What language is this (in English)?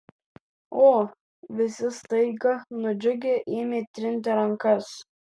Lithuanian